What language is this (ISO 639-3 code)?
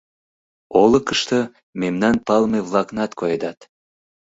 chm